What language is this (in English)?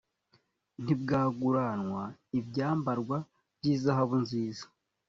Kinyarwanda